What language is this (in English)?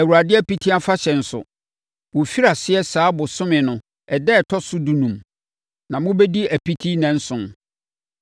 Akan